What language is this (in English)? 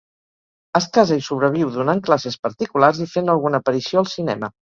Catalan